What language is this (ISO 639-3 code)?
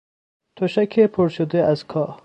fas